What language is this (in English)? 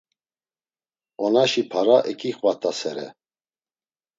Laz